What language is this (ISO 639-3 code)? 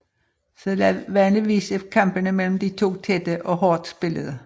dan